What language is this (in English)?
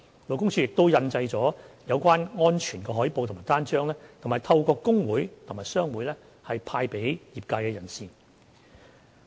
Cantonese